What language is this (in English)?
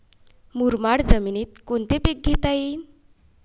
Marathi